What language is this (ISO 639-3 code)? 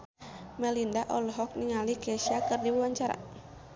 sun